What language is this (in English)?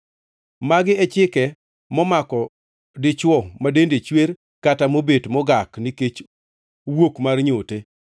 Luo (Kenya and Tanzania)